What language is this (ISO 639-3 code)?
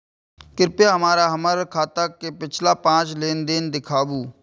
mai